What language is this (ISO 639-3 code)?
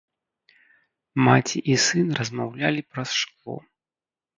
bel